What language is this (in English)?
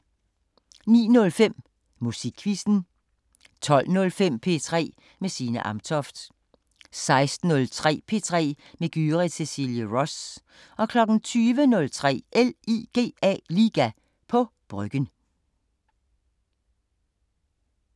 Danish